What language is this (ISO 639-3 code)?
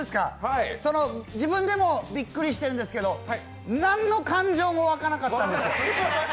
jpn